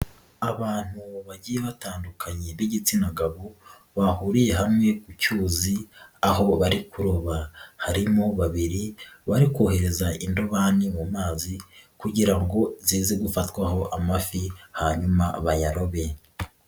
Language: Kinyarwanda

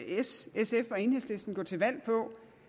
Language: Danish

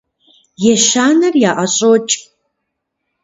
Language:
Kabardian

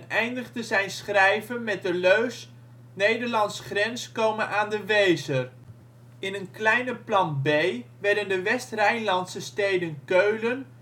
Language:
Dutch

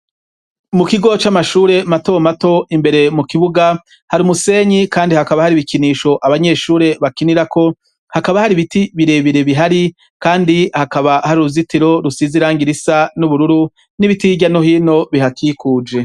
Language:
Rundi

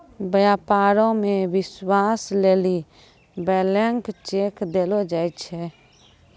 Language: Maithili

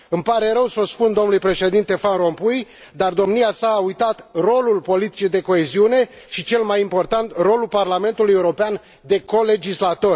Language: Romanian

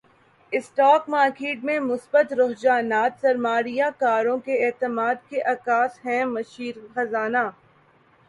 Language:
Urdu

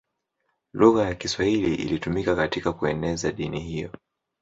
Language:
Swahili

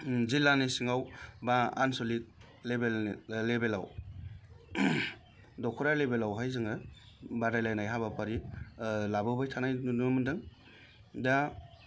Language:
Bodo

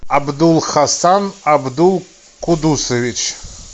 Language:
Russian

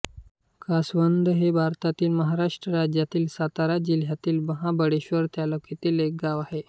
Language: Marathi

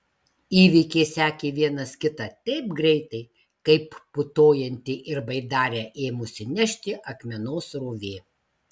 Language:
Lithuanian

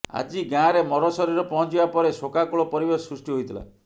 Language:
Odia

